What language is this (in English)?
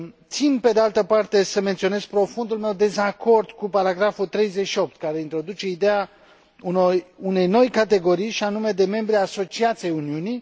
Romanian